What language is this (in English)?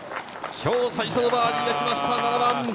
Japanese